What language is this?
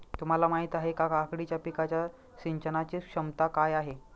Marathi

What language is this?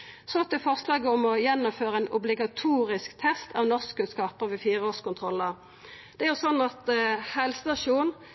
Norwegian Nynorsk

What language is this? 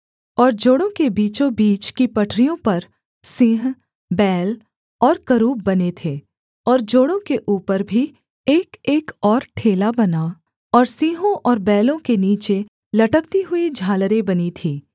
Hindi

